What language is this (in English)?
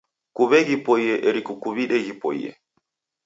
Taita